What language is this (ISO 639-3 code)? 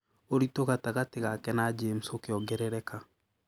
kik